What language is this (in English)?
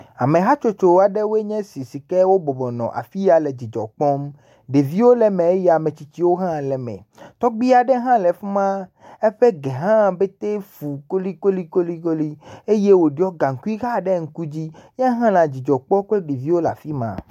Ewe